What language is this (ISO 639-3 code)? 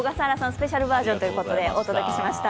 jpn